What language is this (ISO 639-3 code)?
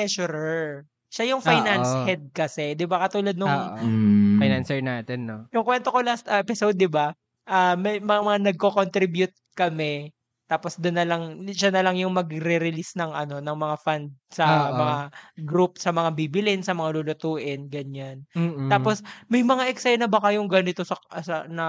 fil